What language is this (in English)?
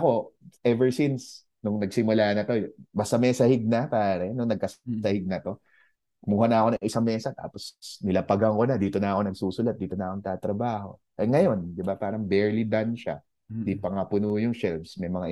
Filipino